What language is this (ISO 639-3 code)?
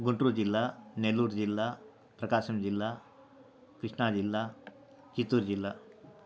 tel